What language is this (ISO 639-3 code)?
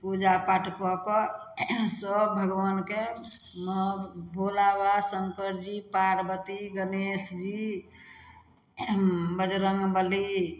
mai